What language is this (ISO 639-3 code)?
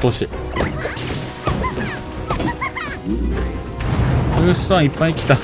jpn